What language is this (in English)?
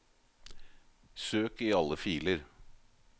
Norwegian